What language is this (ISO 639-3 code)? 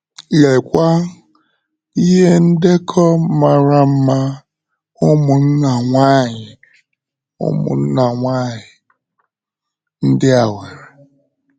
ibo